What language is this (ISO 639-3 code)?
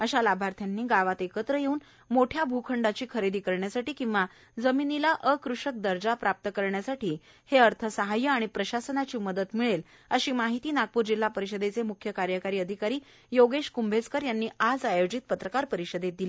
mar